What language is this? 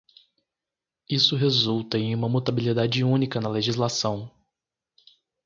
Portuguese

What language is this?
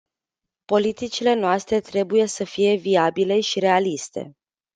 Romanian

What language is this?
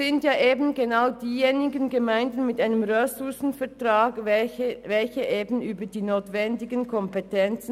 Swiss German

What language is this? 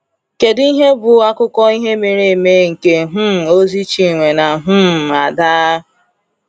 Igbo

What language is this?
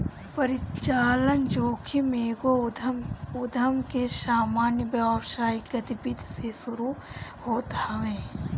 Bhojpuri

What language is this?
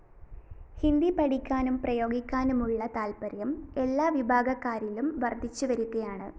Malayalam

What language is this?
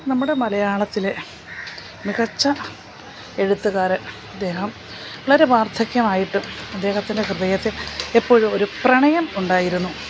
Malayalam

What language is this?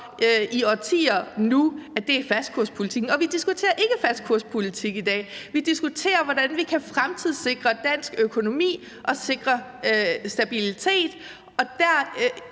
Danish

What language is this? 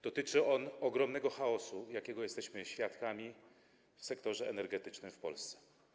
Polish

